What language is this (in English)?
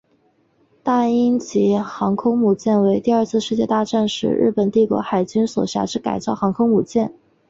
Chinese